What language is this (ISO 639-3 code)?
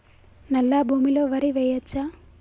tel